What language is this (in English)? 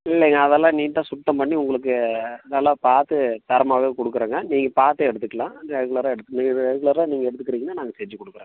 Tamil